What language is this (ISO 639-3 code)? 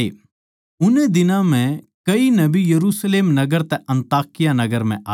bgc